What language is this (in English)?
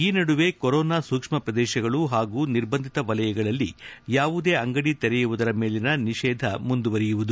Kannada